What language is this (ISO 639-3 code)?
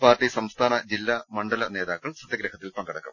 mal